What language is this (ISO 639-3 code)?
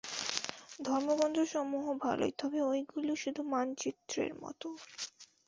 ben